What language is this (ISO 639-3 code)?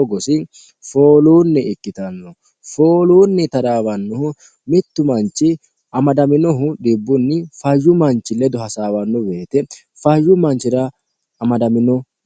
sid